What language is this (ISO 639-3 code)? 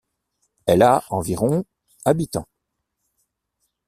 fra